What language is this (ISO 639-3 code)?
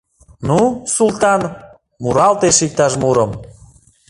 chm